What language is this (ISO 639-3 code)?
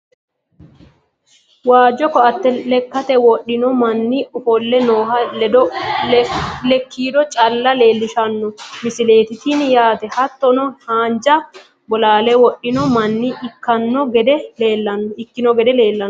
sid